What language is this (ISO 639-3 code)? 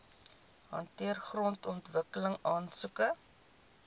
afr